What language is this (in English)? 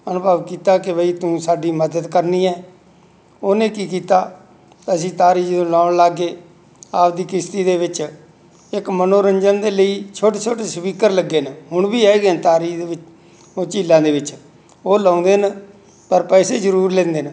Punjabi